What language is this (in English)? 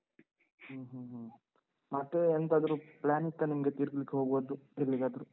Kannada